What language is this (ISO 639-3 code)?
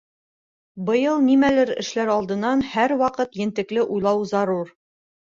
bak